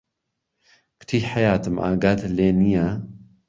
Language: Central Kurdish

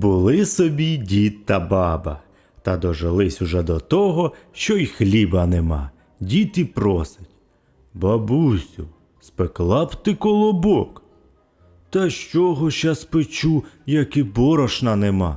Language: Ukrainian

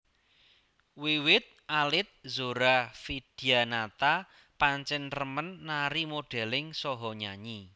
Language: Javanese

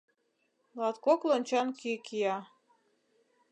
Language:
Mari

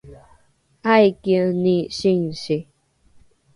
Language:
Rukai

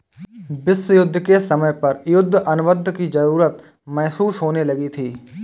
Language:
Hindi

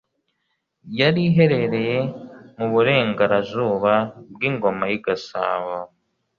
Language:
Kinyarwanda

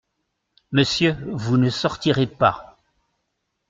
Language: French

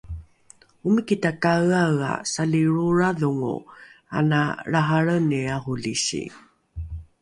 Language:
Rukai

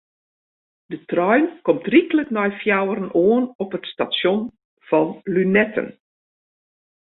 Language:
Western Frisian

